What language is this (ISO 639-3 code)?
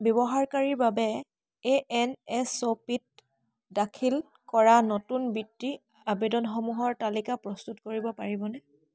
asm